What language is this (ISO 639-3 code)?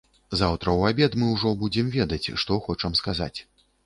bel